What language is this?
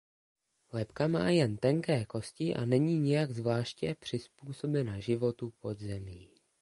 Czech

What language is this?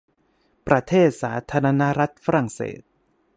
Thai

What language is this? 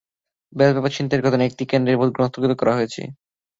Bangla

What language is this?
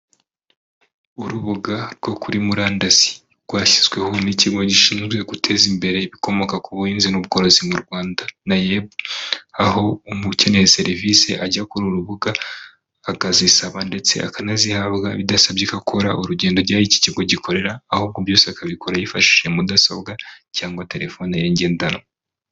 Kinyarwanda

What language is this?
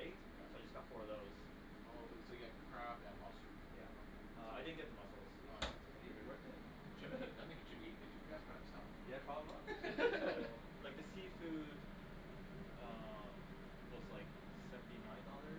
English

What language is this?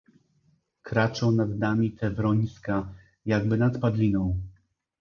Polish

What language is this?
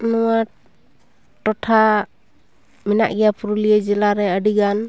Santali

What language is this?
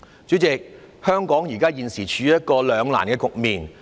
Cantonese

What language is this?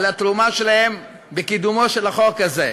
Hebrew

